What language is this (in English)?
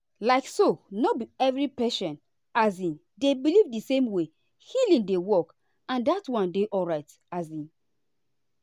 Nigerian Pidgin